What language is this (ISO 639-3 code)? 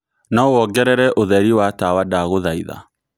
kik